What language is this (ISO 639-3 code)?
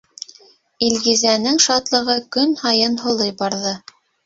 bak